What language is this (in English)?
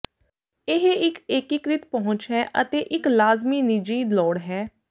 Punjabi